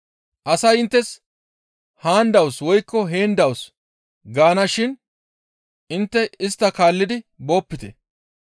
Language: Gamo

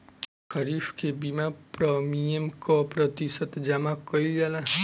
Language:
Bhojpuri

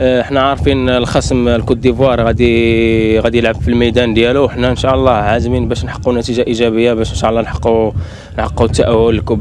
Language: Arabic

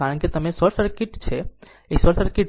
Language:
Gujarati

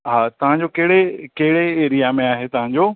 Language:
Sindhi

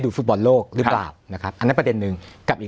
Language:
Thai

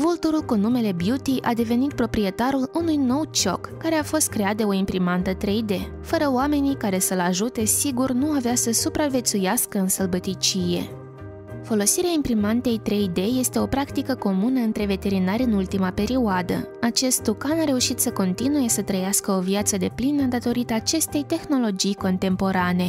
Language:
Romanian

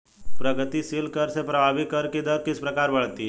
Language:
Hindi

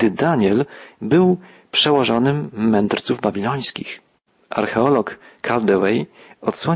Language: Polish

